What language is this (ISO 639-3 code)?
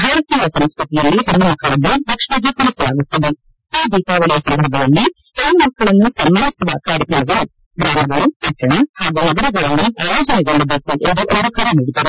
kan